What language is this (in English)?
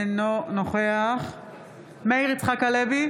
Hebrew